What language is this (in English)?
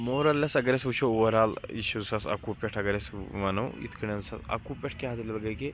Kashmiri